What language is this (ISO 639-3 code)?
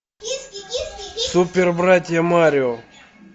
rus